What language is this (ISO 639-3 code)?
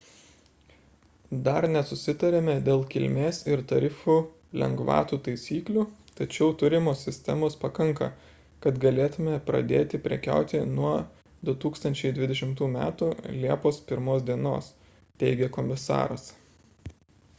lit